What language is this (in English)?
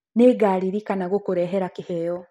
Kikuyu